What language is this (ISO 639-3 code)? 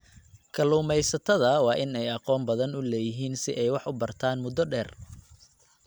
som